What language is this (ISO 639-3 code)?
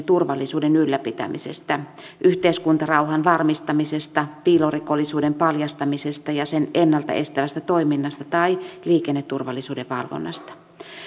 fin